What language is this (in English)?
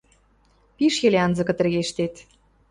Western Mari